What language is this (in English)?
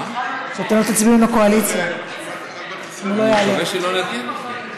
Hebrew